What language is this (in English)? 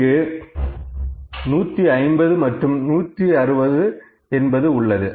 Tamil